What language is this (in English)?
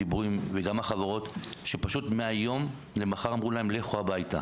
Hebrew